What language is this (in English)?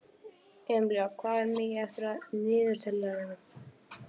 Icelandic